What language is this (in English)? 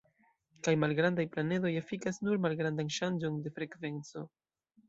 Esperanto